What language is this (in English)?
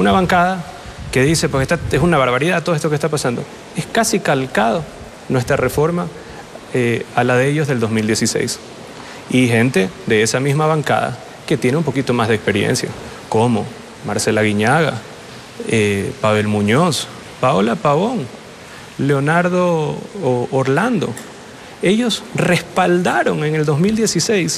Spanish